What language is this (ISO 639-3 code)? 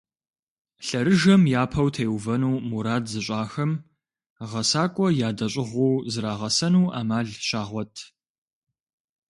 kbd